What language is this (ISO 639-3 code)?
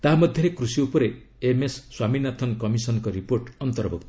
ori